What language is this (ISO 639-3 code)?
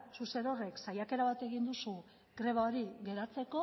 eus